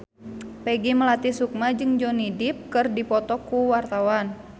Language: Sundanese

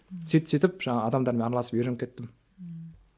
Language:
Kazakh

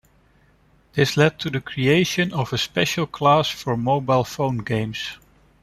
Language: English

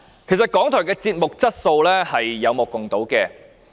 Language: Cantonese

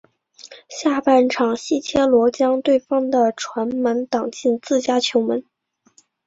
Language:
Chinese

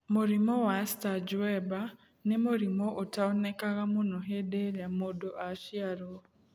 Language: Kikuyu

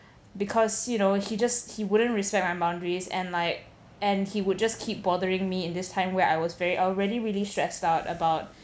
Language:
English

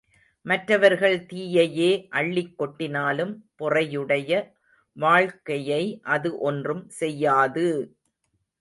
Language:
Tamil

